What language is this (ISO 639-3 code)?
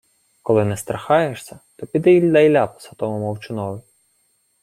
ukr